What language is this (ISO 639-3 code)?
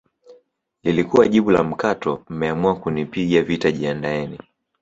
swa